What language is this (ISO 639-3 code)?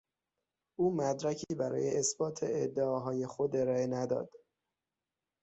fas